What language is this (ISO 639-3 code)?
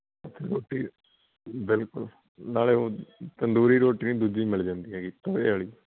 pan